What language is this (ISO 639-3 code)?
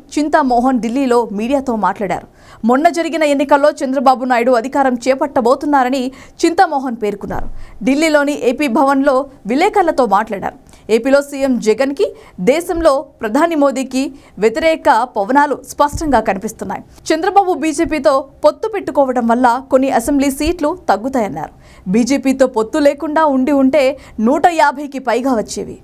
tel